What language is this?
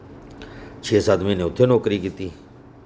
Dogri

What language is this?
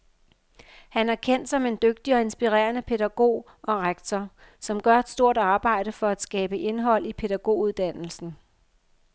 Danish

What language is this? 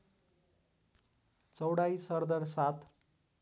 Nepali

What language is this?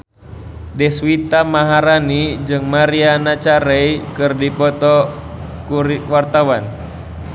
Sundanese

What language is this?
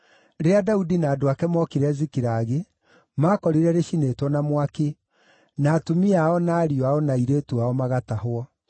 Kikuyu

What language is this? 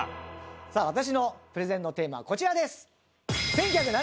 Japanese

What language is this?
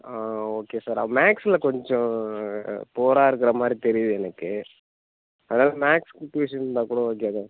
Tamil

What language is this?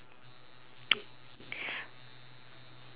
English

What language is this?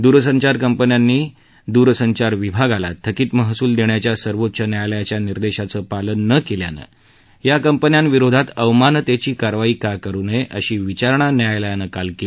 Marathi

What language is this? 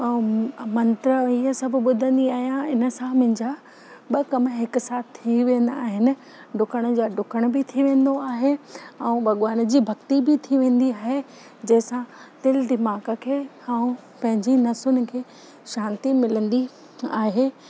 Sindhi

